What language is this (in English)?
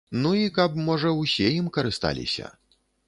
Belarusian